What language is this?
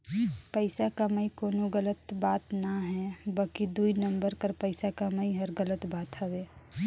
Chhattisgarhi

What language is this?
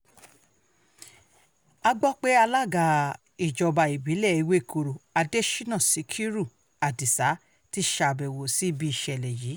Yoruba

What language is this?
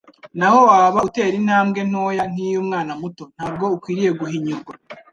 Kinyarwanda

